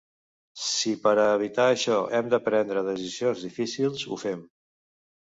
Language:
Catalan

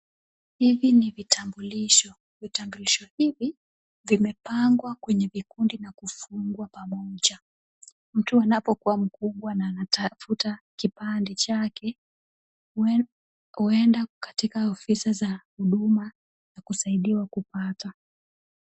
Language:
Swahili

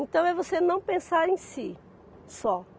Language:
Portuguese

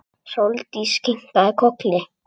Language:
Icelandic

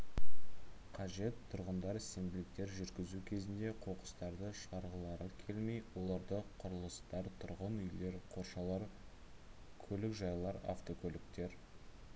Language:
Kazakh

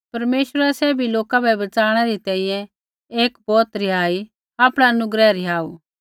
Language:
Kullu Pahari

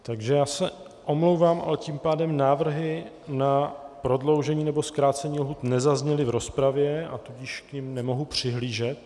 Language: Czech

